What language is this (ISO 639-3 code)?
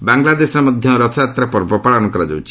ori